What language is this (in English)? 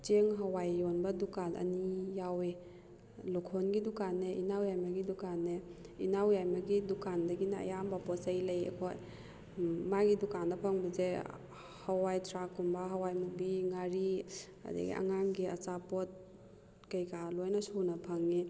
Manipuri